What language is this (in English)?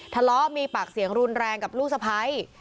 Thai